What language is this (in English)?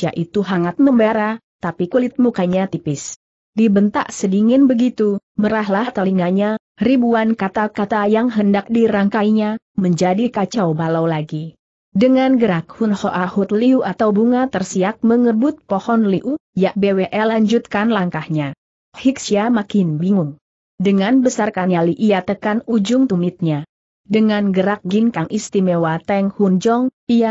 Indonesian